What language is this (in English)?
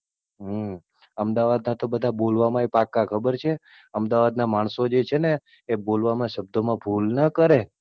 Gujarati